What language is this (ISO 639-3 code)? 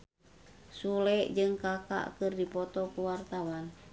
sun